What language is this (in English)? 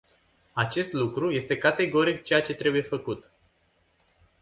Romanian